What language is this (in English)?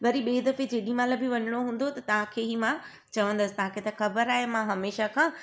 Sindhi